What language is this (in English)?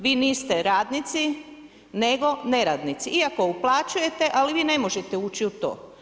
Croatian